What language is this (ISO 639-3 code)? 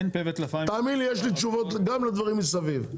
heb